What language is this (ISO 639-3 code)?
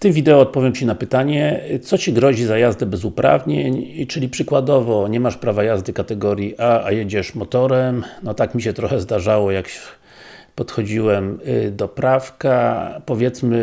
pol